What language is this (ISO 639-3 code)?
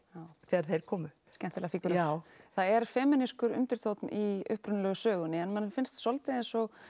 isl